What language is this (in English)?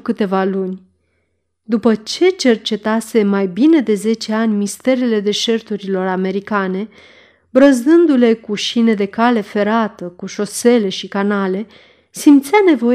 Romanian